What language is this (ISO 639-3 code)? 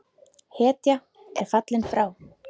isl